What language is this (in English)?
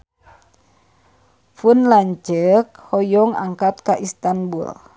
Sundanese